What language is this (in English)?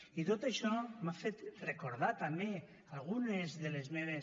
Catalan